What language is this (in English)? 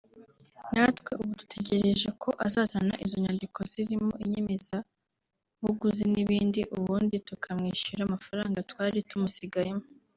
Kinyarwanda